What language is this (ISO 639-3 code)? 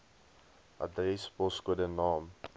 afr